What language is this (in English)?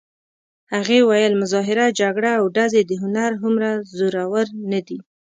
Pashto